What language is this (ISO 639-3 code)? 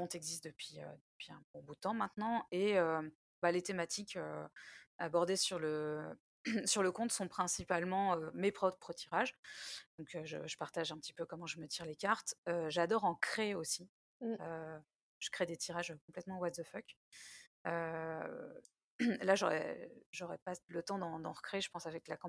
fra